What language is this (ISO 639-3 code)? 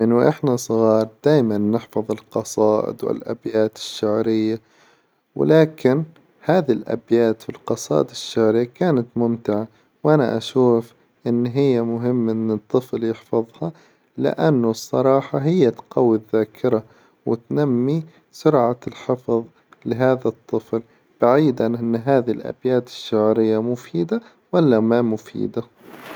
acw